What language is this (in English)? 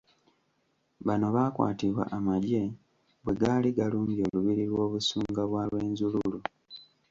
Ganda